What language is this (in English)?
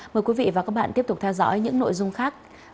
Vietnamese